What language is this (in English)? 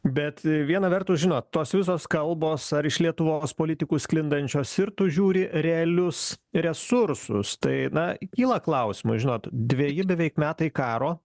Lithuanian